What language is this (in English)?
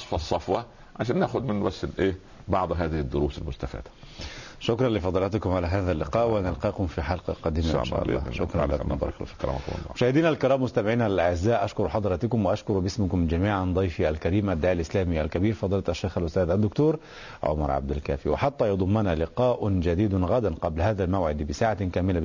Arabic